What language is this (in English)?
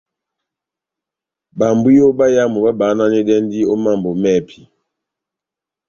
Batanga